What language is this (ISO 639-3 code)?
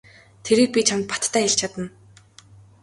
mon